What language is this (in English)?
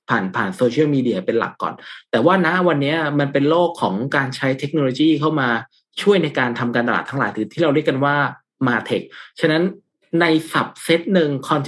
Thai